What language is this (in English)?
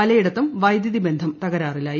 Malayalam